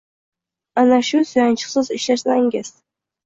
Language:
Uzbek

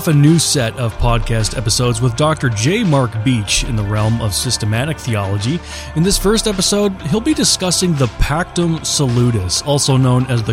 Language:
English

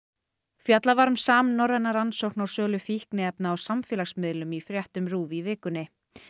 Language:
Icelandic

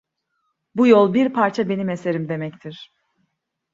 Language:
Turkish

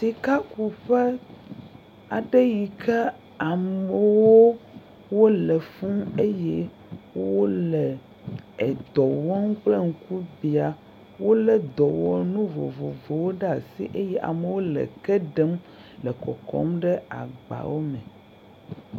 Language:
Ewe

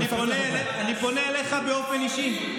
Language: Hebrew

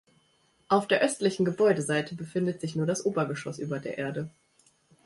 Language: German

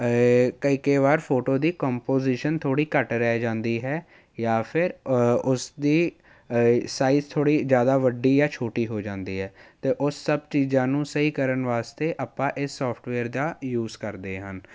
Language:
Punjabi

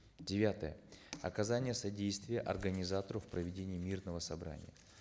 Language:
Kazakh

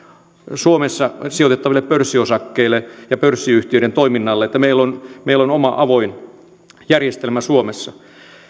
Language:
Finnish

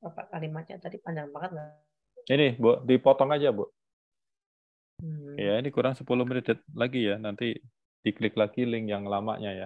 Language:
Indonesian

